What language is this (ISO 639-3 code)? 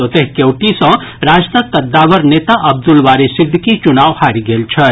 mai